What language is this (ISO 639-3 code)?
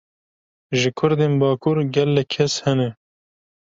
kur